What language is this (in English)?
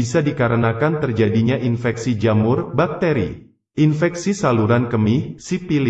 Indonesian